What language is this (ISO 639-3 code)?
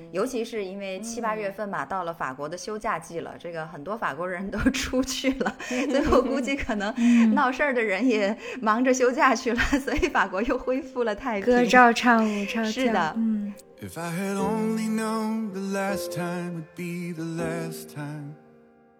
zho